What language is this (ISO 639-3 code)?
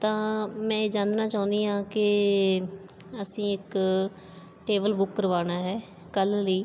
pan